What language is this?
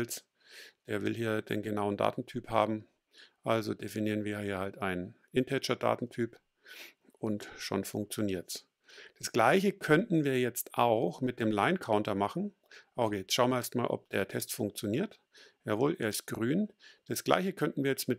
German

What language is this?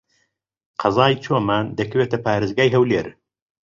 Central Kurdish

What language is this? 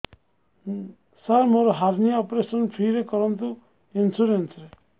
Odia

